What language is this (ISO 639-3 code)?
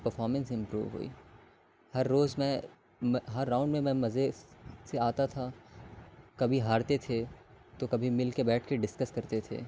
urd